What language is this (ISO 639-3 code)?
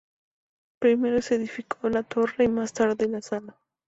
spa